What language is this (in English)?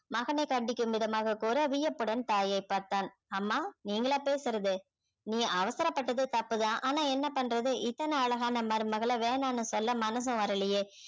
Tamil